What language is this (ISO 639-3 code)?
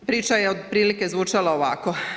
hrv